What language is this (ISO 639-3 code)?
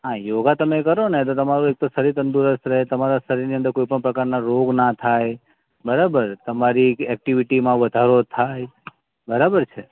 guj